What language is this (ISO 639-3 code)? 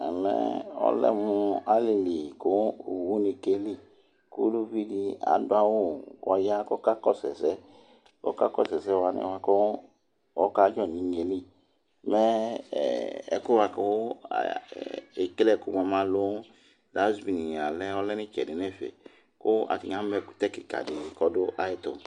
kpo